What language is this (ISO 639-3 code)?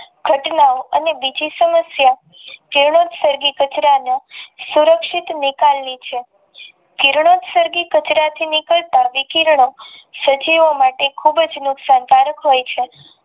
guj